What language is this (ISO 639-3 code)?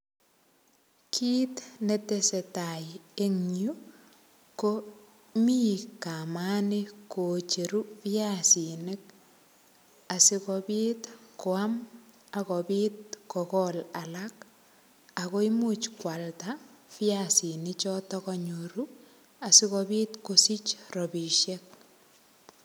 kln